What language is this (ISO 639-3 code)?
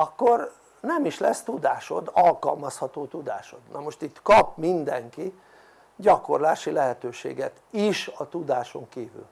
hun